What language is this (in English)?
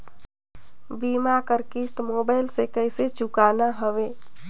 Chhattisgarhi